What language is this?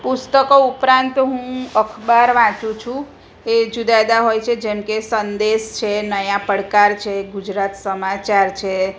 Gujarati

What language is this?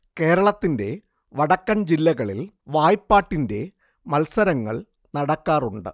Malayalam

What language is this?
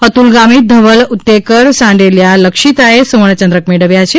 Gujarati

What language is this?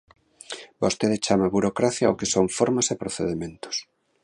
Galician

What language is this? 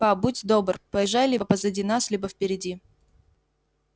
Russian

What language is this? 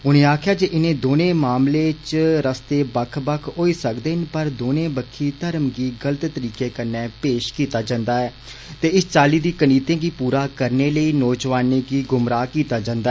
Dogri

